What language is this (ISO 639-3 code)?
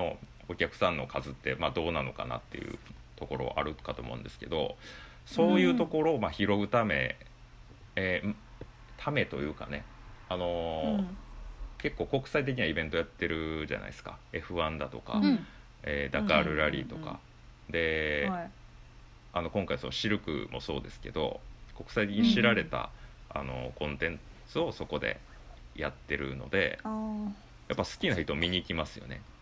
jpn